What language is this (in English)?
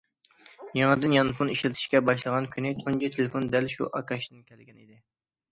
Uyghur